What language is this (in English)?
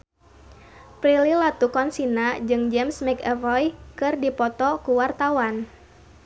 Sundanese